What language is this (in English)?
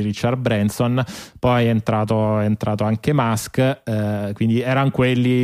Italian